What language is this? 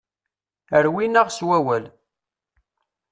Kabyle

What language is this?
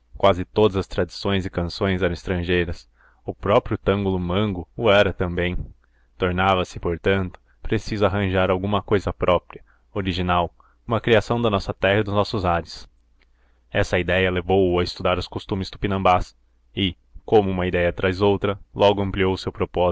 Portuguese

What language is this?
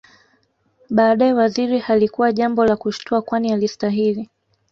Swahili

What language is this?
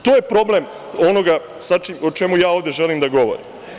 Serbian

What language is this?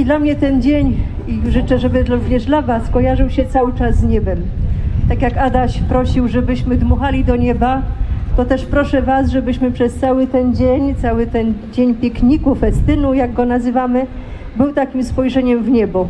Polish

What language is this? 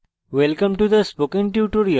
Bangla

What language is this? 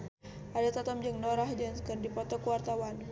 Sundanese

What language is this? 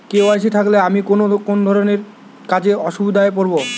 Bangla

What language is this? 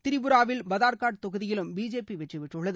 Tamil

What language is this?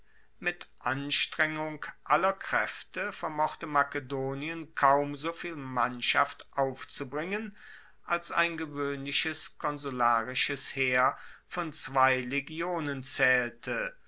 German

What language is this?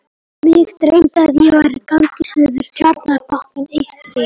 Icelandic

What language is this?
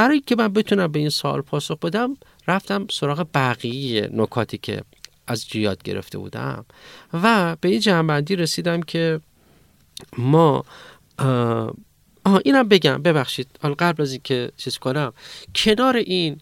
Persian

